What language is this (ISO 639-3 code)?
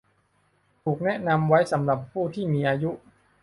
tha